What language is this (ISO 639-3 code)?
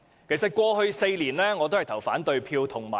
yue